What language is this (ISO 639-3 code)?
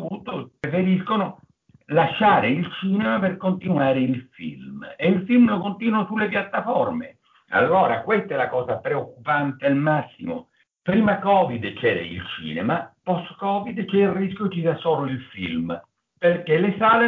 ita